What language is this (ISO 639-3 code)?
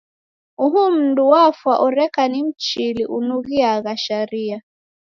dav